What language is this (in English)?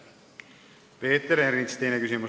Estonian